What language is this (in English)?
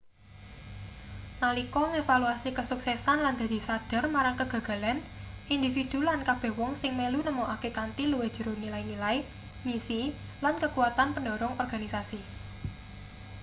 Javanese